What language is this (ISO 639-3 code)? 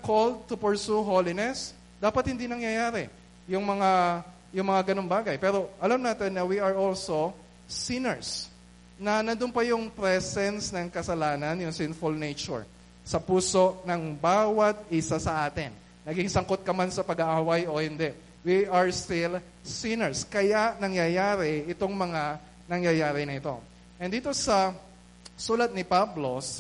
fil